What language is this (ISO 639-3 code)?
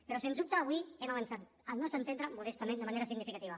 cat